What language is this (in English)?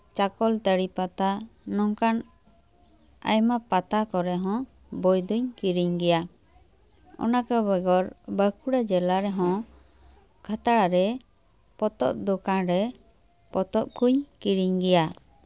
Santali